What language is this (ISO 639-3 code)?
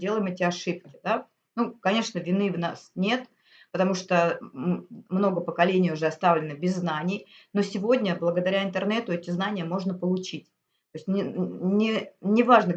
rus